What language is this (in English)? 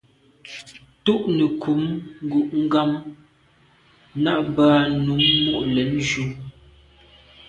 Medumba